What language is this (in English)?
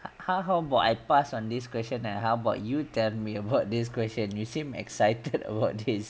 English